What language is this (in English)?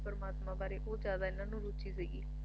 Punjabi